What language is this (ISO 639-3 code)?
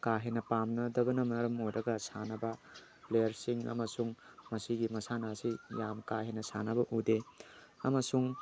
mni